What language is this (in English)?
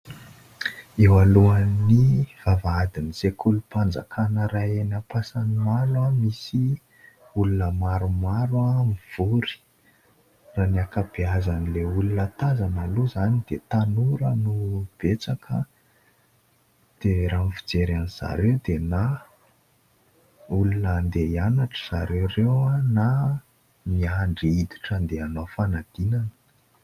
Malagasy